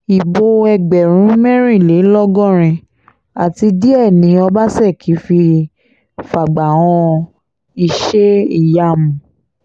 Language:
Yoruba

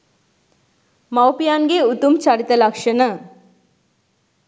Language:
Sinhala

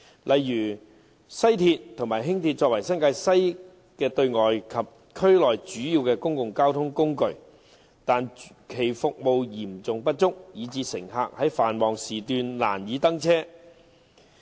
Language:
Cantonese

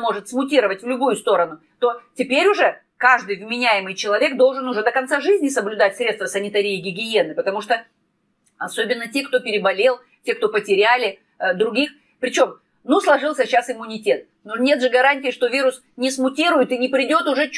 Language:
Russian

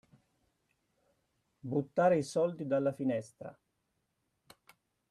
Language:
Italian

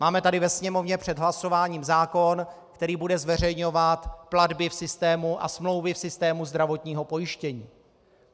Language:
Czech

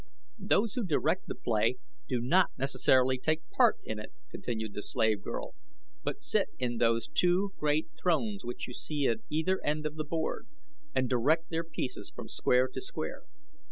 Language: English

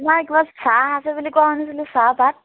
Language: Assamese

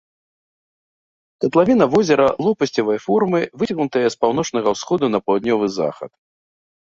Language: Belarusian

